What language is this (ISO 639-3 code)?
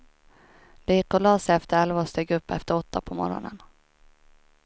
swe